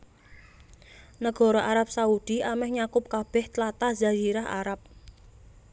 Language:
Javanese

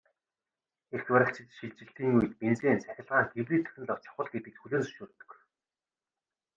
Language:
Mongolian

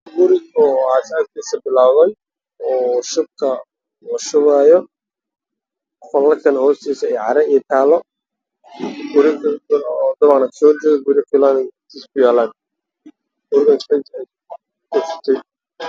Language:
Somali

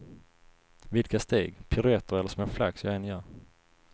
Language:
Swedish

